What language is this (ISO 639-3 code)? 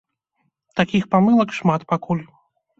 bel